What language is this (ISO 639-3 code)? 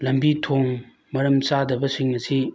mni